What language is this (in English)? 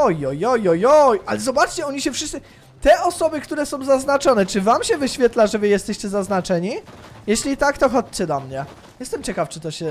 Polish